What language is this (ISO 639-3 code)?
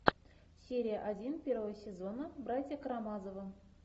rus